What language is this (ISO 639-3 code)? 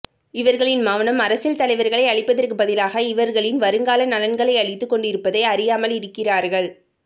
tam